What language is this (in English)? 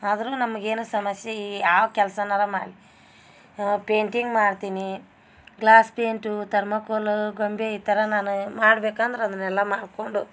Kannada